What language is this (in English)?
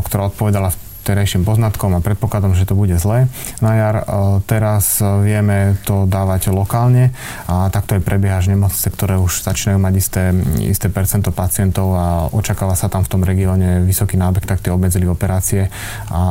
Slovak